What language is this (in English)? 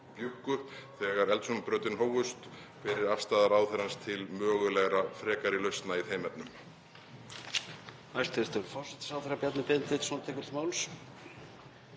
Icelandic